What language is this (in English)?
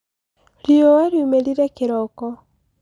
Kikuyu